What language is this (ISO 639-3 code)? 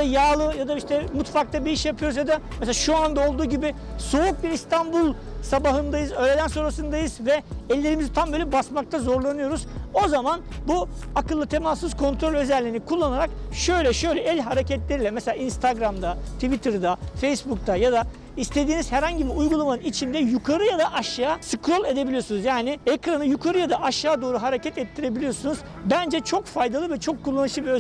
tur